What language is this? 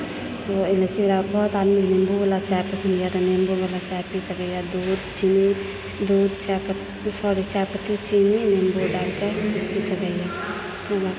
Maithili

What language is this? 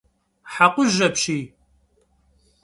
Kabardian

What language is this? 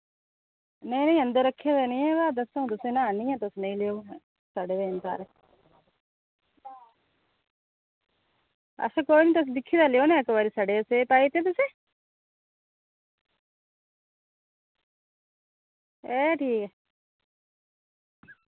Dogri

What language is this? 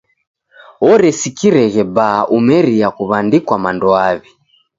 Taita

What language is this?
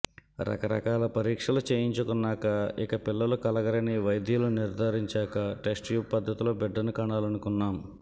Telugu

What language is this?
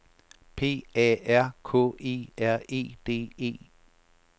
Danish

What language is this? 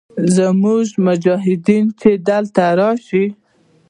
Pashto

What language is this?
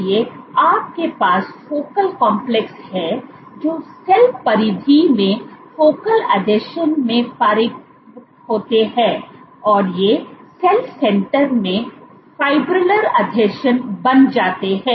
Hindi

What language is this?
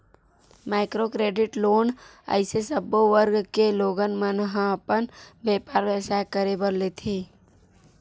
Chhattisgarhi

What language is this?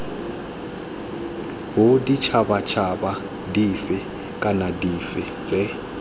Tswana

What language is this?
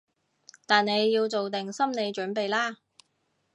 Cantonese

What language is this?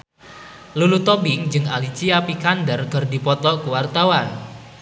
Sundanese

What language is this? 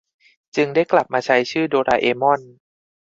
Thai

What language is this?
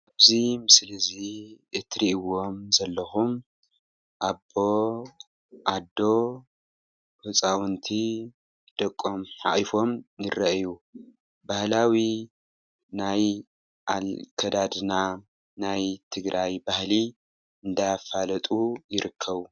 Tigrinya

